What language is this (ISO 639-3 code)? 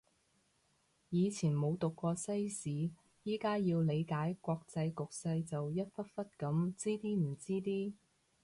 yue